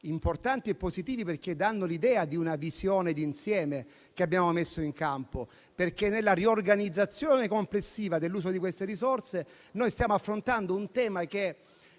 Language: Italian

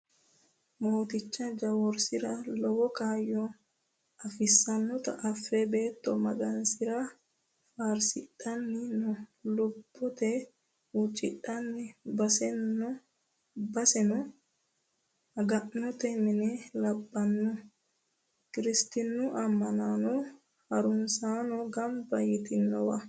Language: Sidamo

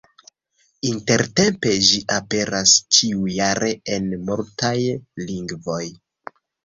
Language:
Esperanto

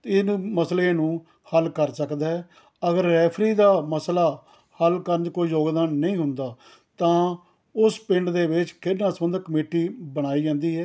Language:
Punjabi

